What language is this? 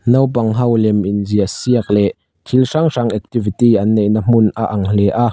Mizo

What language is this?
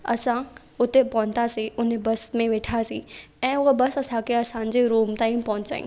Sindhi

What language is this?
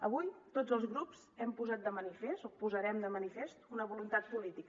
Catalan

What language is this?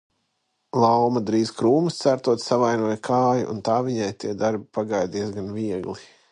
Latvian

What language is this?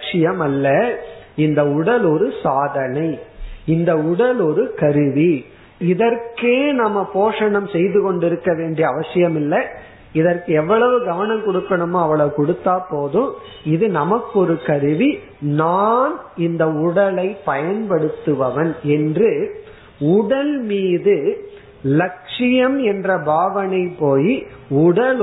Tamil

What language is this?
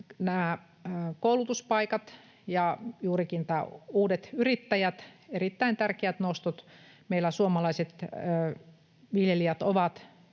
Finnish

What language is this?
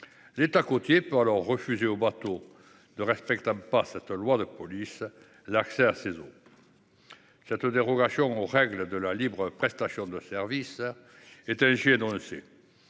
French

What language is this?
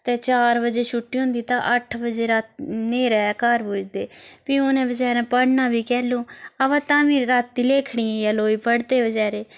Dogri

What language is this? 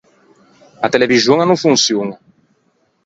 Ligurian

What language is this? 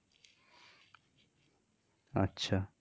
Bangla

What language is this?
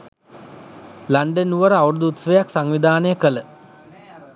Sinhala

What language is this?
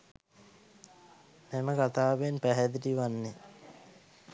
Sinhala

